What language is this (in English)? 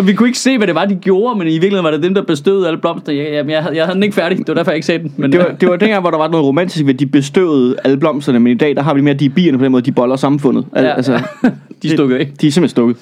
Danish